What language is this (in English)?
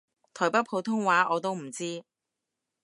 Cantonese